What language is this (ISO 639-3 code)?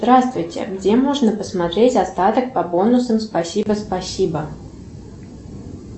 rus